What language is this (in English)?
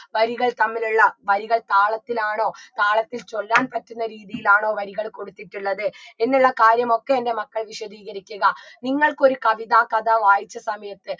Malayalam